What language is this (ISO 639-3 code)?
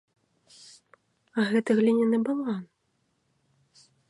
bel